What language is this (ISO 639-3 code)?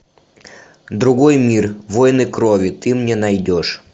rus